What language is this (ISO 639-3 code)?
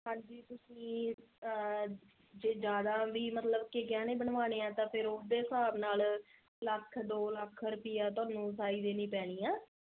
pan